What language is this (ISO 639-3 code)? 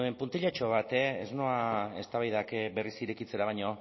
eus